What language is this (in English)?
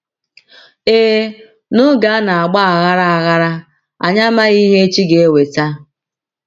Igbo